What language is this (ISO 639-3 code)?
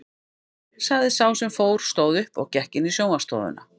isl